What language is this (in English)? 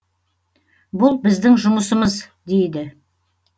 Kazakh